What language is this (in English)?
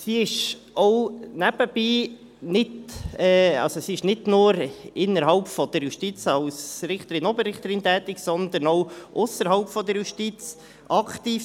Swiss German